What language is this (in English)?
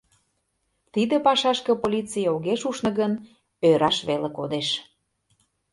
Mari